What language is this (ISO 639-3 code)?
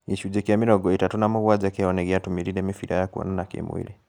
kik